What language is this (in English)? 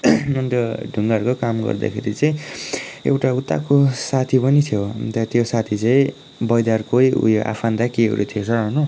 Nepali